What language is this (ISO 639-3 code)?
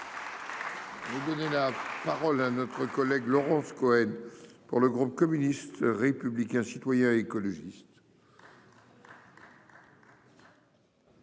fra